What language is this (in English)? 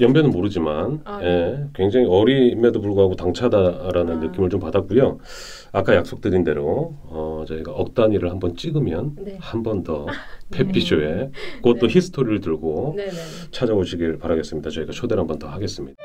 Korean